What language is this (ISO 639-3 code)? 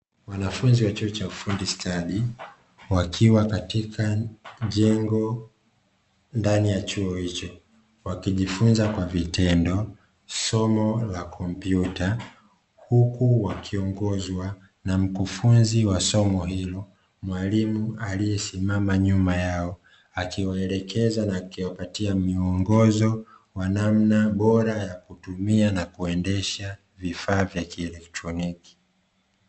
swa